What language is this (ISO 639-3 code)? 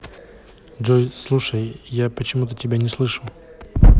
rus